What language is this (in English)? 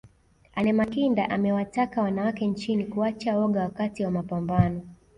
Swahili